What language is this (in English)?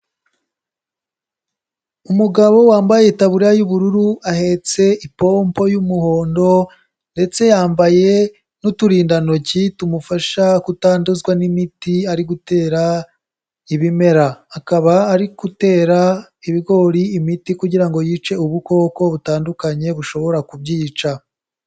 Kinyarwanda